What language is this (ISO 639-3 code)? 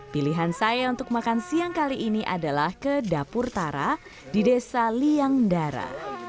ind